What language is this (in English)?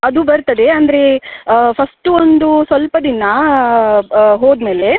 Kannada